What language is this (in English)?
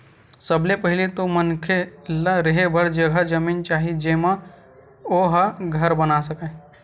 Chhattisgarhi